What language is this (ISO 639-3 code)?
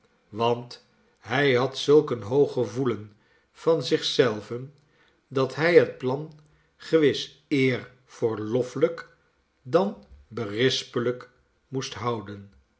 nld